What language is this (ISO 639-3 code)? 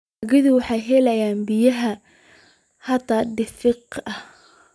som